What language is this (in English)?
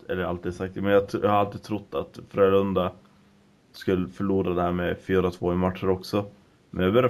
Swedish